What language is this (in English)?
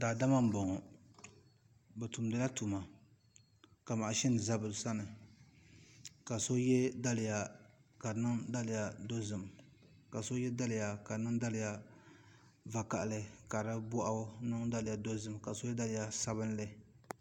Dagbani